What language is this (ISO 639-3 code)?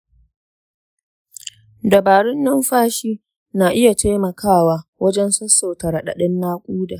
hau